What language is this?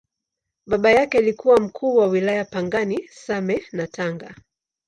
Swahili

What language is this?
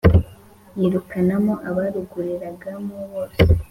Kinyarwanda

